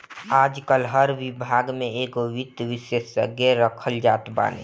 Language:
Bhojpuri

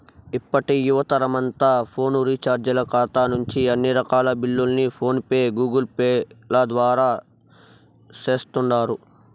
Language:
Telugu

